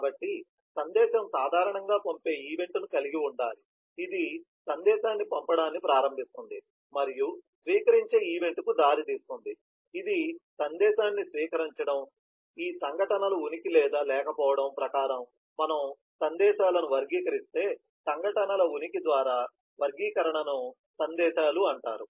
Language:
Telugu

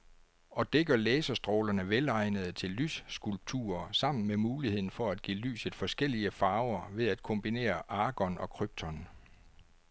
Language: Danish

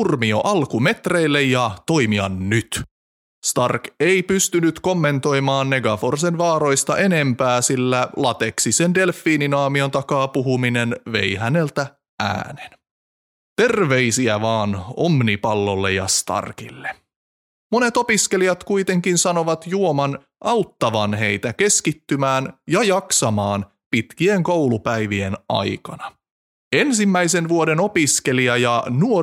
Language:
Finnish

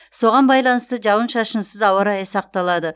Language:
Kazakh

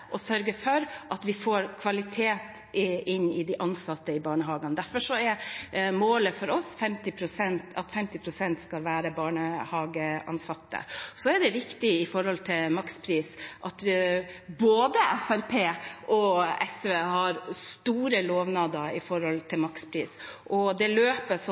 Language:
Norwegian Bokmål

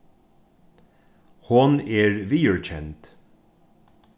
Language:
Faroese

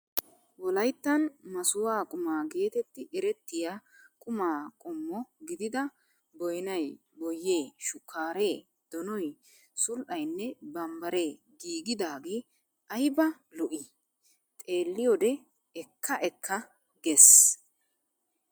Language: Wolaytta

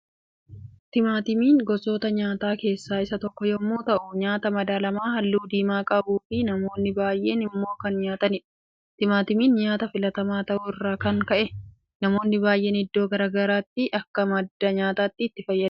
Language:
Oromo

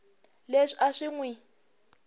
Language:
Tsonga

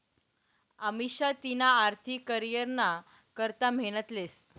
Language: Marathi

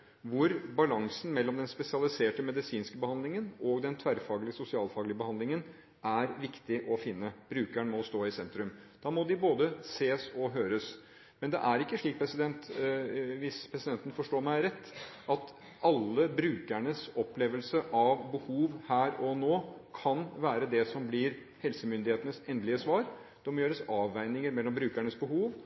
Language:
Norwegian Bokmål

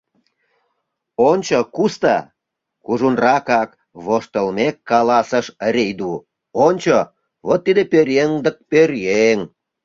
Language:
Mari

